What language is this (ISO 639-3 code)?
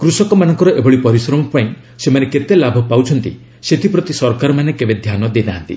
ori